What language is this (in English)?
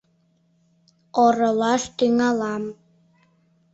Mari